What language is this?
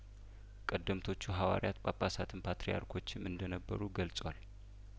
Amharic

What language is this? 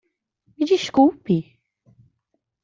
Portuguese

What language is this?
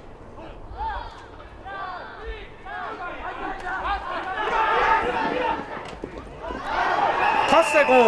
Japanese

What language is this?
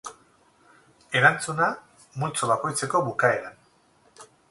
Basque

